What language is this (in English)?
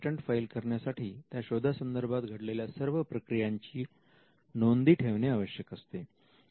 Marathi